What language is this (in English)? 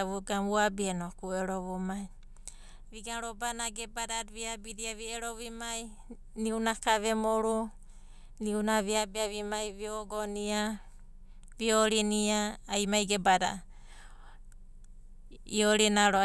Abadi